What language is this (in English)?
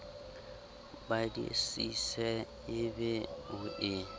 Southern Sotho